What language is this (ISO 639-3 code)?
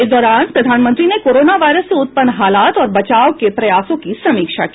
hin